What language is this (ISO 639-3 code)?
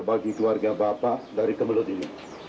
ind